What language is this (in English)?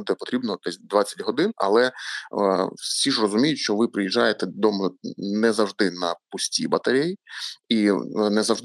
Ukrainian